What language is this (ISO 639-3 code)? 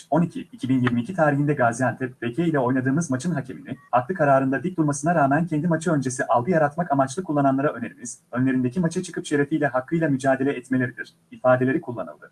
tur